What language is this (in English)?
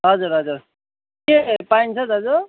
Nepali